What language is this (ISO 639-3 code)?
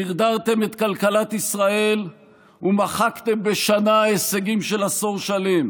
heb